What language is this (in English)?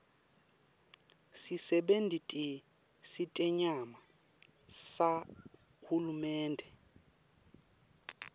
Swati